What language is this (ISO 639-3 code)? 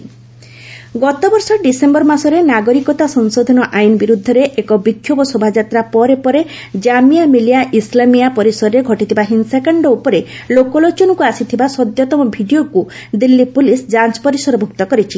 ori